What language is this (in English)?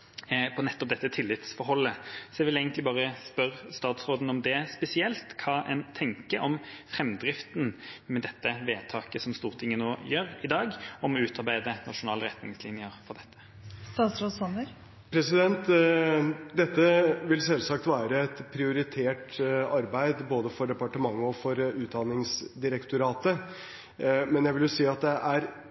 Norwegian Bokmål